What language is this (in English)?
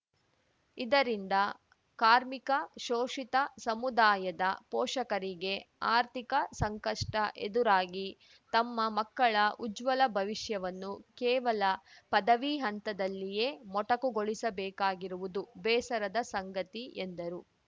Kannada